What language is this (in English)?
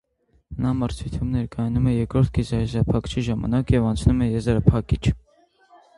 Armenian